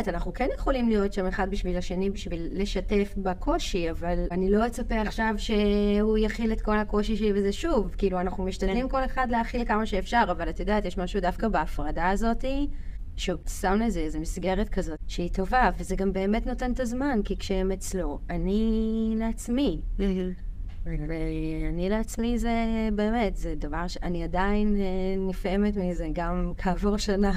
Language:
Hebrew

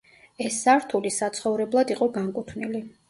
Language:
Georgian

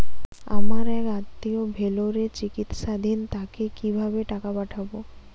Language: Bangla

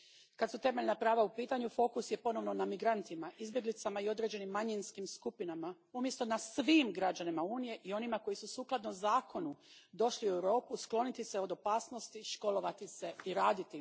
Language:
Croatian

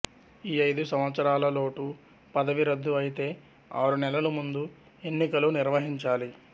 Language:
Telugu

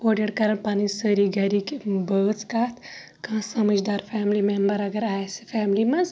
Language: Kashmiri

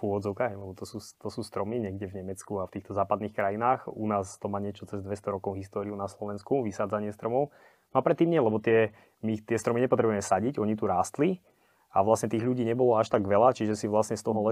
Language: Slovak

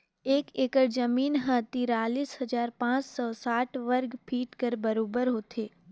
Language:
Chhattisgarhi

